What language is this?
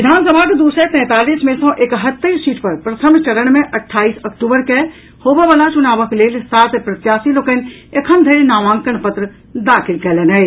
Maithili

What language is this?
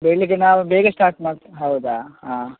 Kannada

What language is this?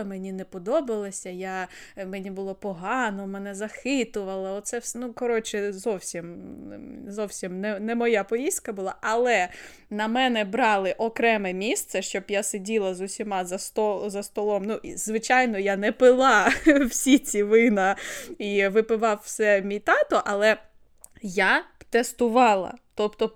Ukrainian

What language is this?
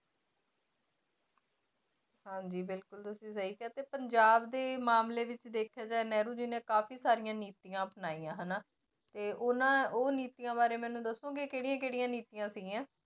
Punjabi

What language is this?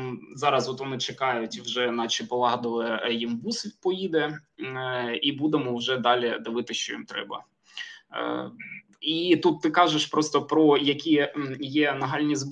Ukrainian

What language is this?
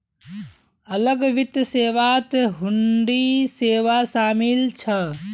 Magahi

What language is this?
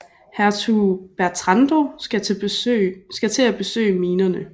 Danish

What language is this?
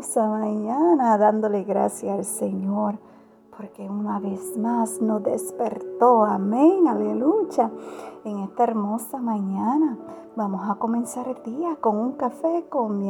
Spanish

